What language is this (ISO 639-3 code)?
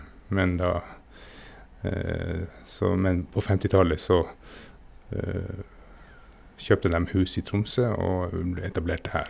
nor